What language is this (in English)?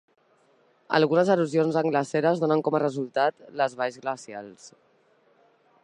Catalan